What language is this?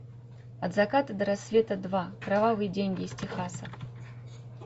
Russian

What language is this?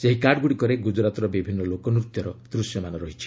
Odia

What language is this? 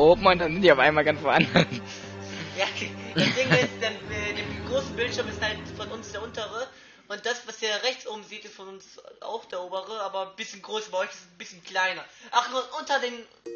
German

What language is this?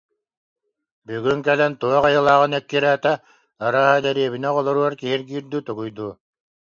Yakut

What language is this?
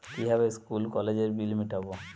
Bangla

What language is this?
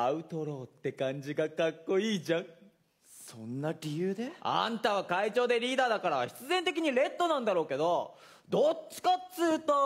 Japanese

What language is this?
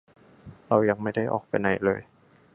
Thai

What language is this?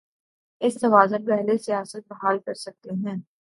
Urdu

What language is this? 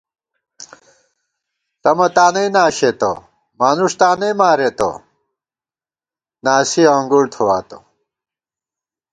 Gawar-Bati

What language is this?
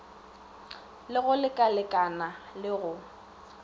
Northern Sotho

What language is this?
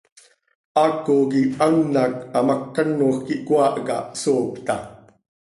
Seri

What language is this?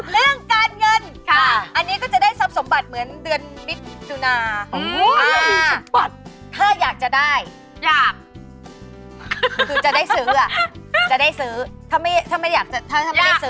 Thai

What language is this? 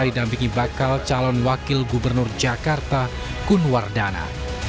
Indonesian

